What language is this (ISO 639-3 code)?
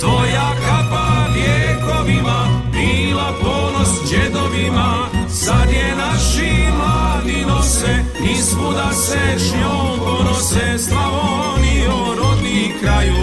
hrv